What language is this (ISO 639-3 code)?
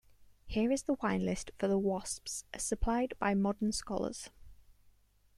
eng